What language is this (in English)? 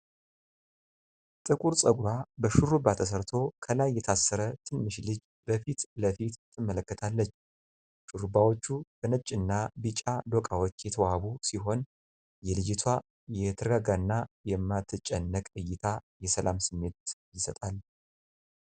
Amharic